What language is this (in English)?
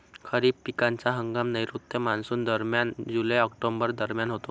Marathi